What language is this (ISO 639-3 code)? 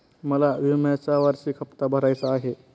mar